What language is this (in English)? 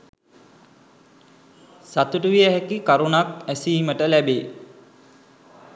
Sinhala